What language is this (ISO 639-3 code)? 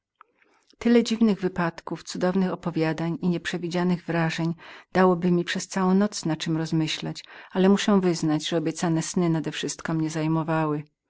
pol